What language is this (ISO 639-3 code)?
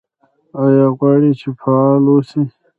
pus